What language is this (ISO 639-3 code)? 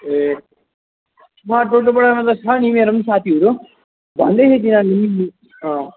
nep